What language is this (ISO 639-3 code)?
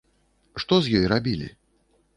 bel